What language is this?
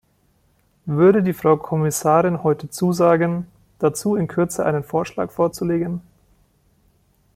German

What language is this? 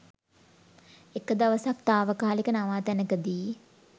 Sinhala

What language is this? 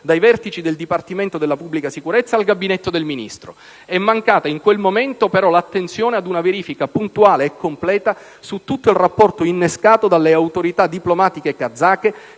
Italian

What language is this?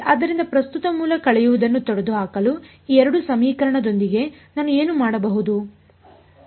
Kannada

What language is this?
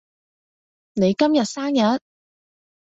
Cantonese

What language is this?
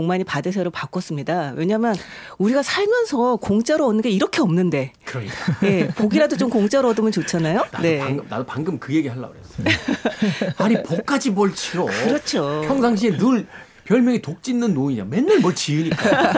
Korean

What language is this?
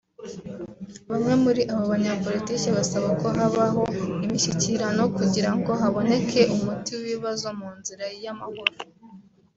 Kinyarwanda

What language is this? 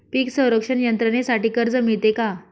Marathi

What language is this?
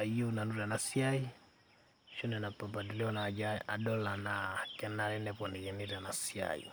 Masai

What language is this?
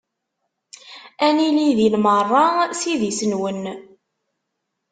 Kabyle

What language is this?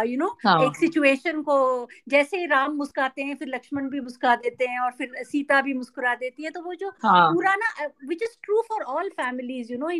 Hindi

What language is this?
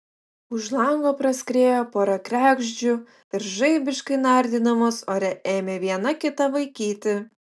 Lithuanian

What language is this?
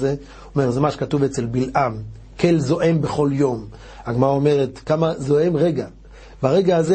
Hebrew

